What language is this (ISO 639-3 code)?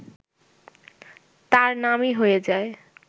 ben